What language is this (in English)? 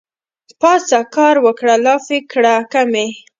Pashto